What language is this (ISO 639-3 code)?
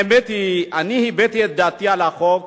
heb